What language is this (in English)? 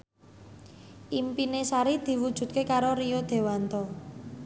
Javanese